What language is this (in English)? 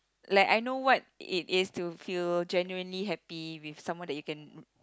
English